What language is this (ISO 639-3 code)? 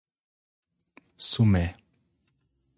por